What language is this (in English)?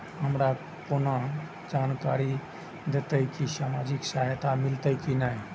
Maithili